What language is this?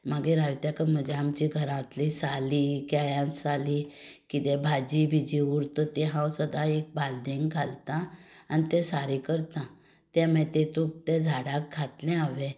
Konkani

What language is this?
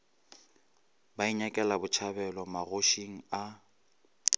Northern Sotho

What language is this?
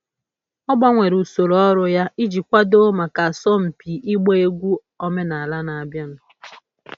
Igbo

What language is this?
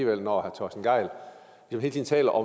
Danish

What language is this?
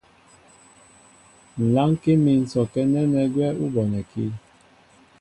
Mbo (Cameroon)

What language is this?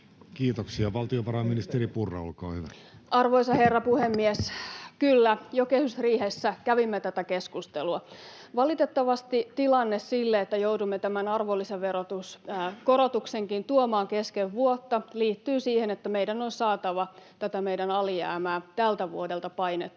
Finnish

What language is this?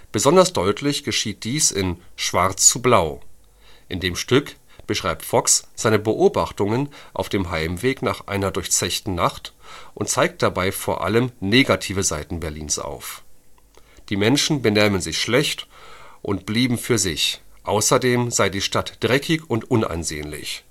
German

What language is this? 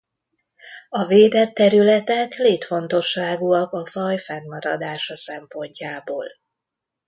Hungarian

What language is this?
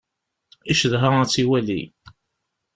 Kabyle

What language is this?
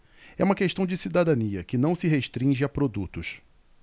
Portuguese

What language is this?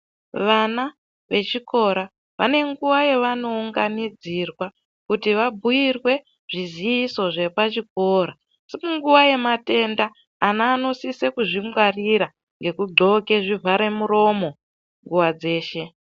Ndau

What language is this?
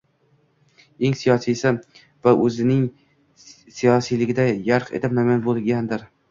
Uzbek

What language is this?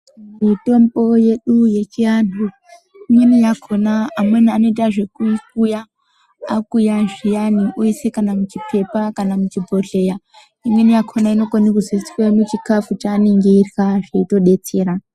Ndau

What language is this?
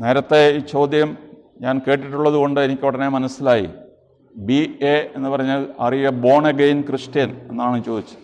Malayalam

